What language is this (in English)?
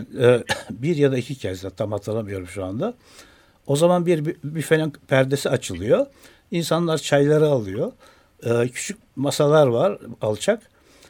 Turkish